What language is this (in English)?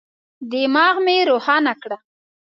Pashto